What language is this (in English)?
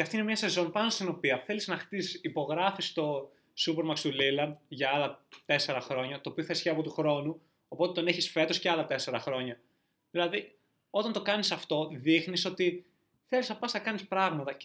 Greek